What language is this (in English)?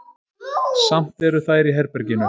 Icelandic